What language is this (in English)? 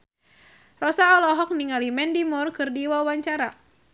Sundanese